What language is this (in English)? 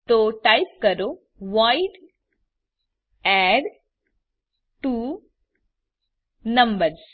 Gujarati